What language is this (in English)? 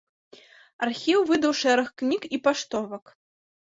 Belarusian